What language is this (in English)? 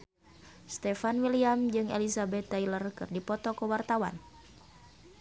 Sundanese